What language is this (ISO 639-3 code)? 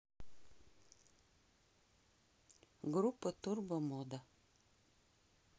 rus